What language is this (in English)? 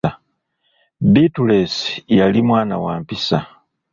Ganda